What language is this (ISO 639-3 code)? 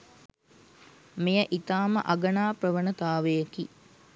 sin